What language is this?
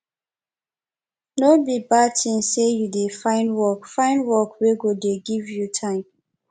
Nigerian Pidgin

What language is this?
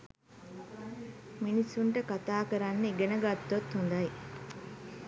Sinhala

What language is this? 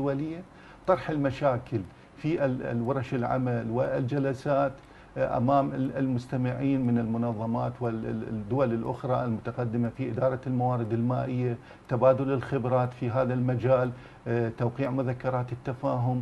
Arabic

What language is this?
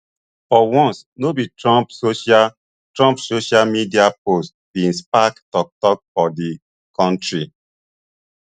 Nigerian Pidgin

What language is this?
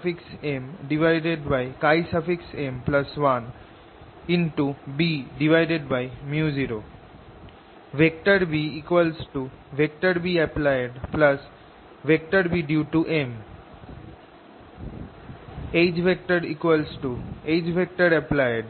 Bangla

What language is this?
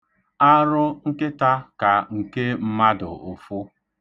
Igbo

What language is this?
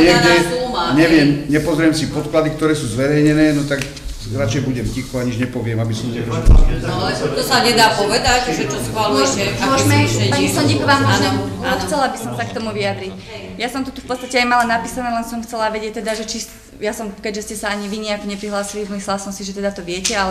Slovak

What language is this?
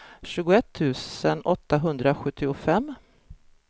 Swedish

